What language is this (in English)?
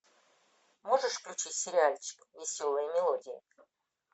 Russian